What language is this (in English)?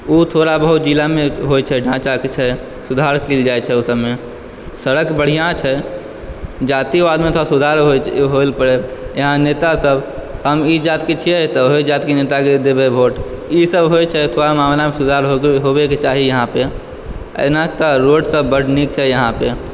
Maithili